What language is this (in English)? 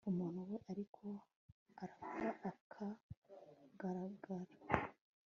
Kinyarwanda